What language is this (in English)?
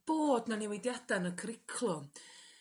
Welsh